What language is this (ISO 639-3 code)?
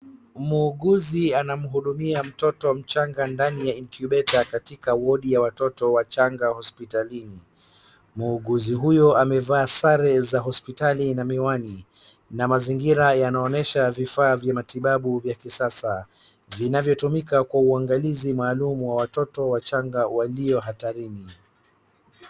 swa